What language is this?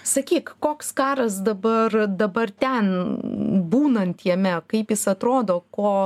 Lithuanian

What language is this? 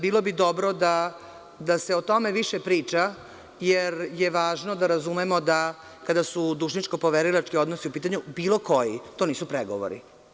Serbian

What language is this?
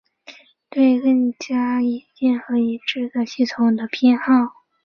Chinese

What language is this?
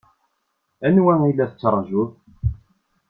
Kabyle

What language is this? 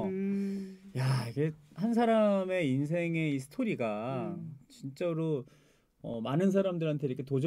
Korean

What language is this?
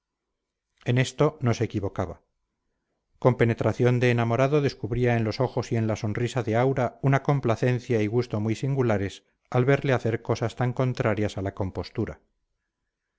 Spanish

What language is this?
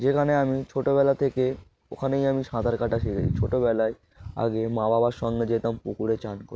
Bangla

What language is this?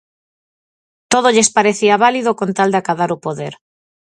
Galician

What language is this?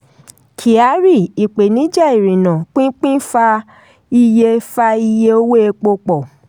Yoruba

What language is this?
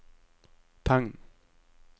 Norwegian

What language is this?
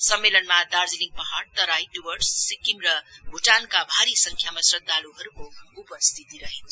Nepali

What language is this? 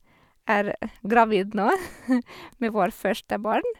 Norwegian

